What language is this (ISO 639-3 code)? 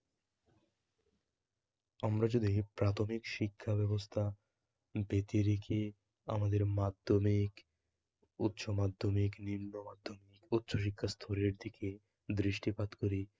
ben